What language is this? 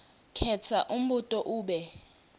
Swati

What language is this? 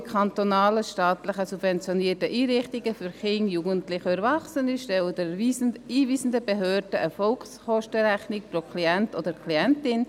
Swiss German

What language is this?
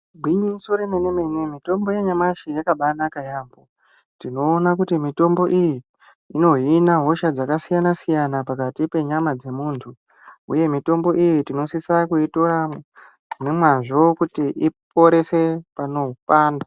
Ndau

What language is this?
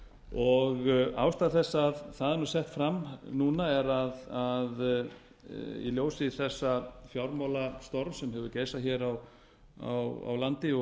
Icelandic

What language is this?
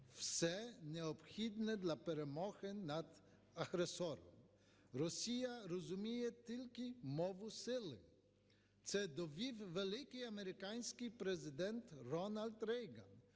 Ukrainian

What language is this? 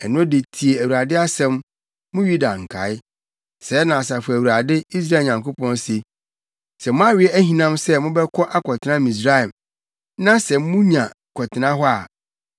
Akan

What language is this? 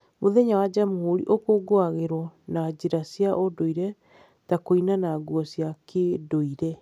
Kikuyu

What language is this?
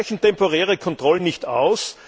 German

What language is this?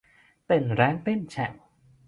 Thai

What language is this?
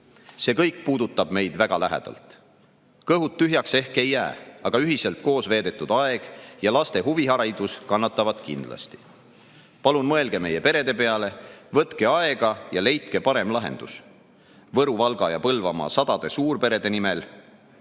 Estonian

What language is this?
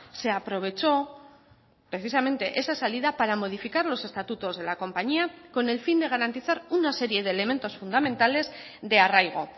Spanish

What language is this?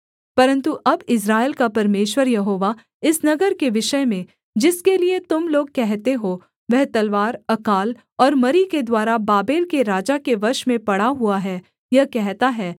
Hindi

